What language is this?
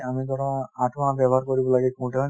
Assamese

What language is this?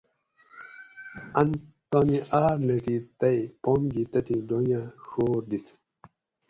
Gawri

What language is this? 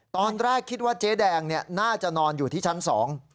Thai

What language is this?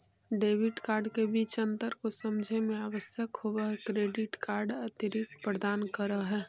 Magahi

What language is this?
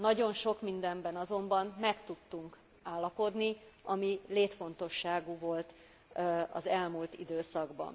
Hungarian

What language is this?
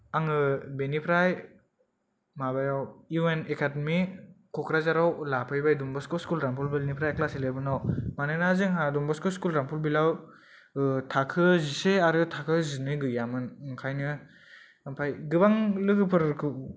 Bodo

